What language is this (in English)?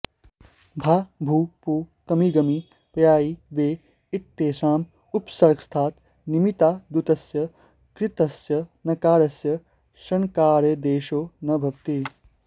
Sanskrit